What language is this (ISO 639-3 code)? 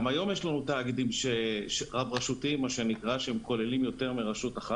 heb